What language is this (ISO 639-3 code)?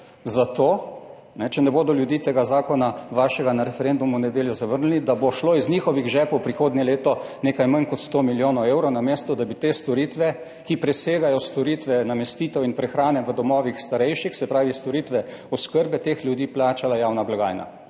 slv